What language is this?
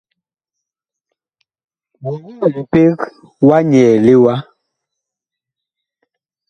Bakoko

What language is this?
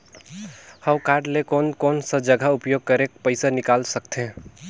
Chhattisgarhi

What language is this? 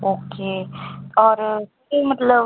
Punjabi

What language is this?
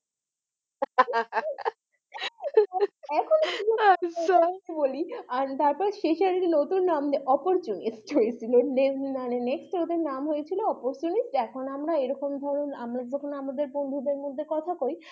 Bangla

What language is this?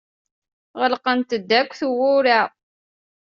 Kabyle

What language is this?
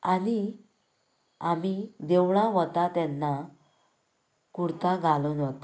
Konkani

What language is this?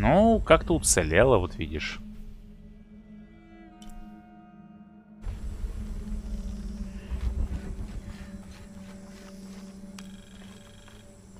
Russian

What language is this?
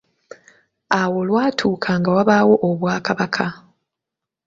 Ganda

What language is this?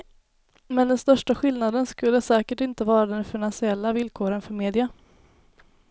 Swedish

